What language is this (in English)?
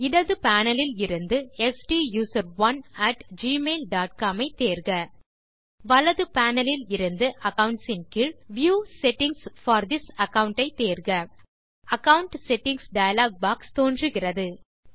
Tamil